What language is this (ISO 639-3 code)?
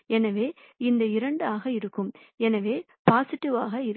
tam